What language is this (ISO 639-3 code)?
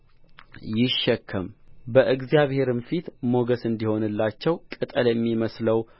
amh